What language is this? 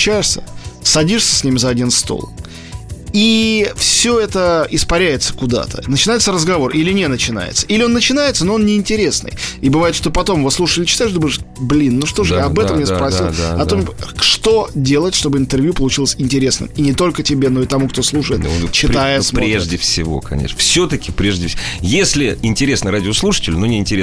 Russian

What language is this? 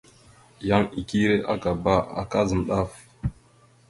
Mada (Cameroon)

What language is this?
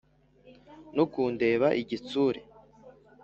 Kinyarwanda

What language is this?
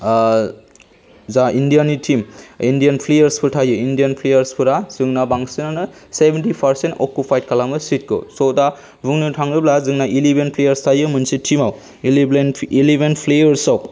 Bodo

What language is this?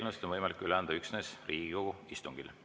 Estonian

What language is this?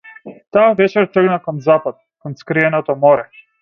Macedonian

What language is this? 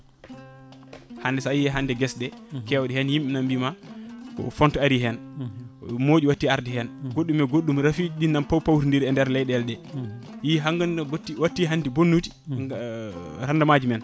Fula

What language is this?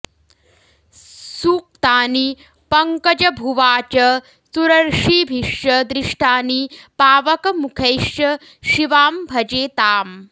Sanskrit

